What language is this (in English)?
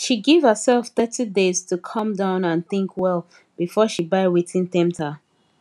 Nigerian Pidgin